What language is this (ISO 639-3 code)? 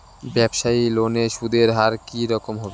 ben